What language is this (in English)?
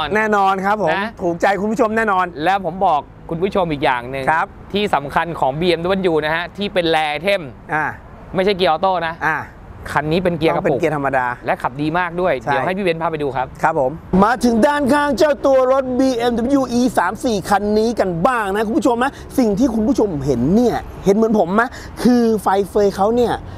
Thai